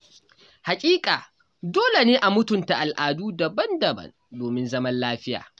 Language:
Hausa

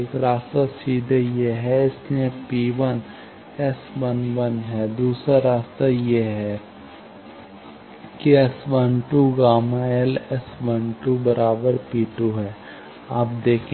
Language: Hindi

